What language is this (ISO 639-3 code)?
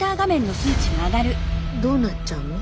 jpn